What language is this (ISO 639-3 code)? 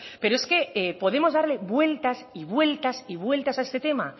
spa